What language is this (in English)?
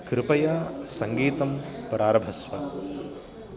Sanskrit